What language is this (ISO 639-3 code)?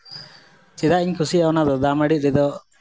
sat